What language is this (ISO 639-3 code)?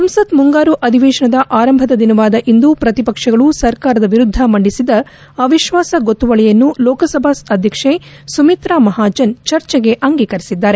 kan